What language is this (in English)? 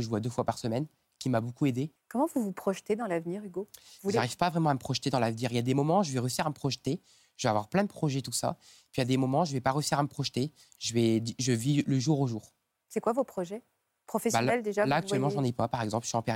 French